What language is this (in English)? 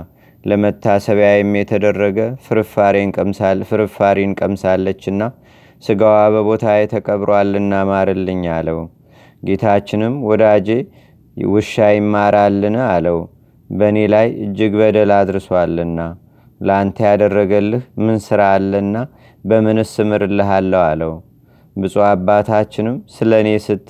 Amharic